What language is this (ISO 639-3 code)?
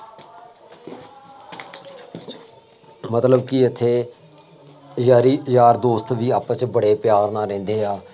pan